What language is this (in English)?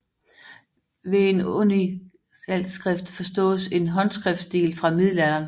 Danish